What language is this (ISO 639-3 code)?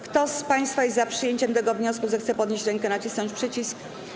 pol